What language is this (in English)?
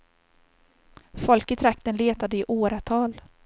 Swedish